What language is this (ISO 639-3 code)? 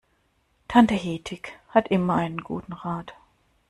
deu